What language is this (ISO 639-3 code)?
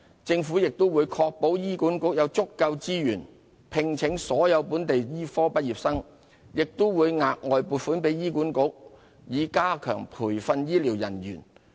yue